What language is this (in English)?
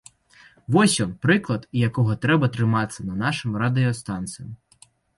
Belarusian